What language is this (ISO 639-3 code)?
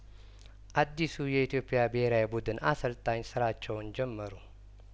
amh